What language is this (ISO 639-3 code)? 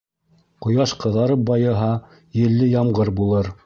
bak